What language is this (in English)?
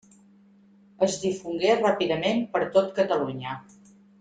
Catalan